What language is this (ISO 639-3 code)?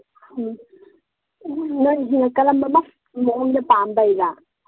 mni